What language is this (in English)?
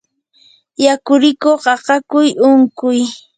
Yanahuanca Pasco Quechua